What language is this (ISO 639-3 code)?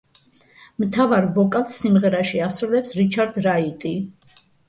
kat